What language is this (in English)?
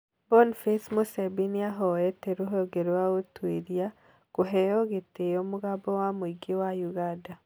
Kikuyu